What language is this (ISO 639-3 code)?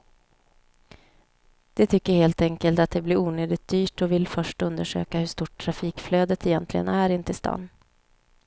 swe